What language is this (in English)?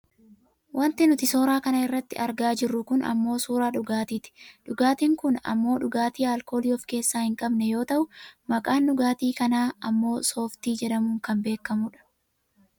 Oromo